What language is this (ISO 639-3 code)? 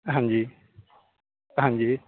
pan